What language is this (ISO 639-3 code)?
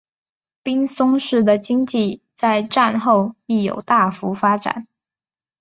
zho